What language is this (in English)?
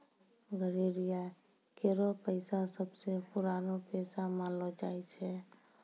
Maithili